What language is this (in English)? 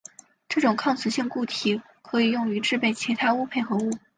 Chinese